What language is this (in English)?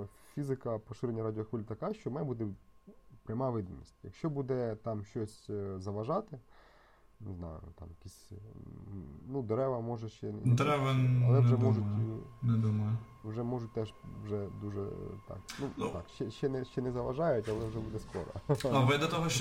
Ukrainian